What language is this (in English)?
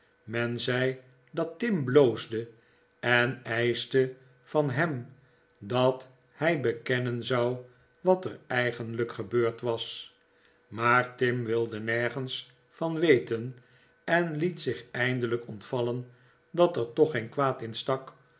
Dutch